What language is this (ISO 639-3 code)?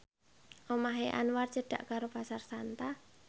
jav